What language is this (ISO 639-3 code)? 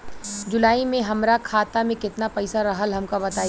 bho